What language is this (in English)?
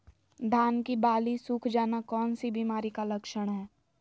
Magahi